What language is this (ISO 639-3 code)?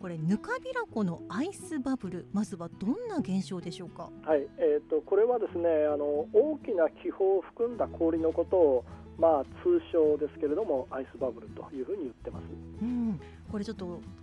jpn